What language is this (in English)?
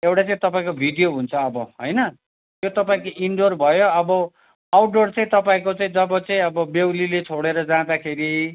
Nepali